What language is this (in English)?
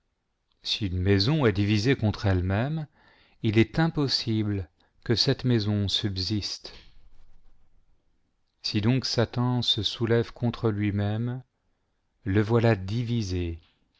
French